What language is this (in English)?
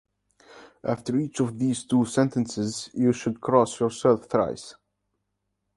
English